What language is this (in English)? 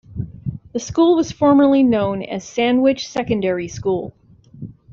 English